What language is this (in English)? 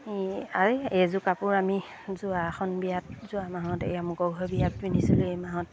Assamese